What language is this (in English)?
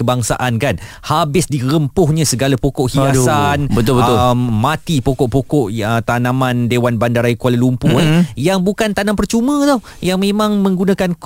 Malay